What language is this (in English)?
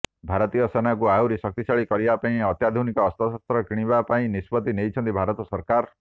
Odia